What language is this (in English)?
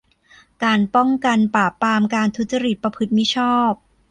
Thai